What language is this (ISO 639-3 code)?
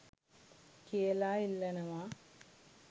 sin